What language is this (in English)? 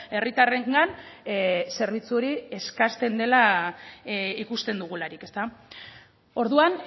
Basque